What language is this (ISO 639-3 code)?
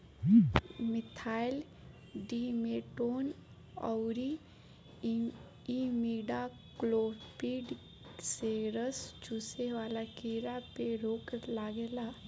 bho